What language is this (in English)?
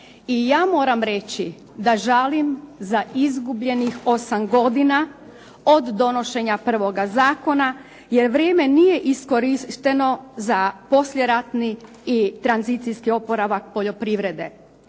Croatian